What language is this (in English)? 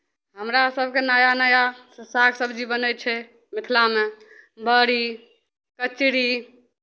Maithili